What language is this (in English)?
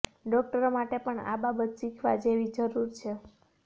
Gujarati